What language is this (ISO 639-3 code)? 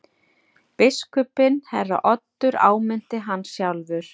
isl